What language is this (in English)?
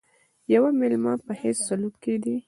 Pashto